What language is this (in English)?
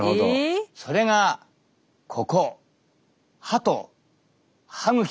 Japanese